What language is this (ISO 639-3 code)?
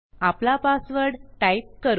mar